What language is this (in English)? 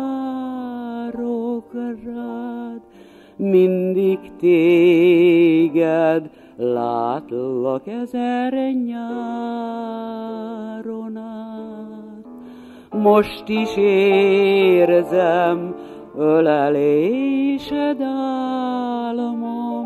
Hungarian